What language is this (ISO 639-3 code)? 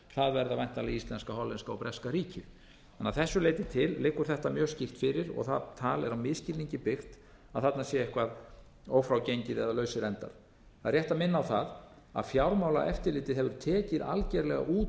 isl